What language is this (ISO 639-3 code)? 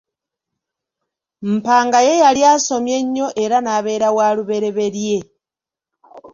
lug